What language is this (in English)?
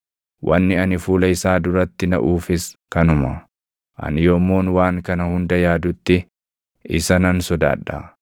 Oromo